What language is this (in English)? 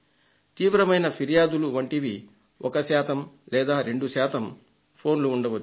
Telugu